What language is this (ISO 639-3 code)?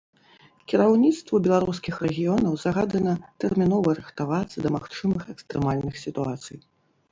bel